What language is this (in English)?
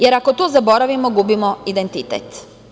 Serbian